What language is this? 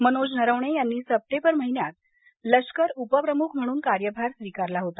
Marathi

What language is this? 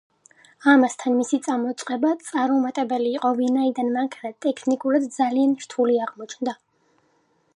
Georgian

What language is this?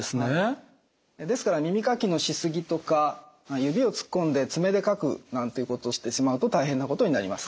Japanese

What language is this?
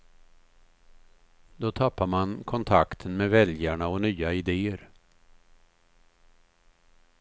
Swedish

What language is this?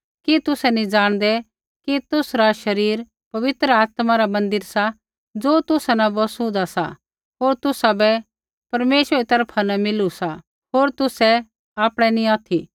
Kullu Pahari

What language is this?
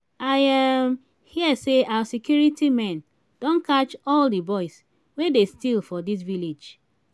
Nigerian Pidgin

